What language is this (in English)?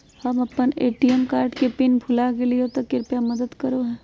Magahi